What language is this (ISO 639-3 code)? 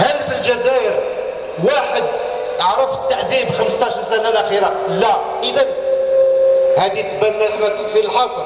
ara